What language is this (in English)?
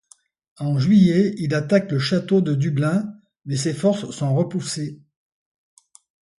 French